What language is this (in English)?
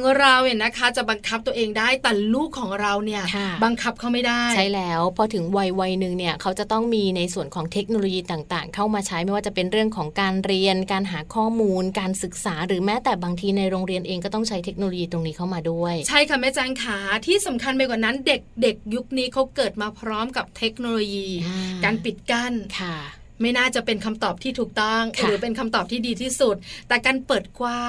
Thai